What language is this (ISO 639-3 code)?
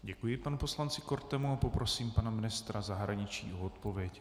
ces